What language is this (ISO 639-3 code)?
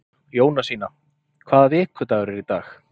isl